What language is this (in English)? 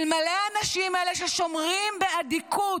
Hebrew